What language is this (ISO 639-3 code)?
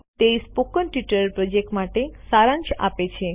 guj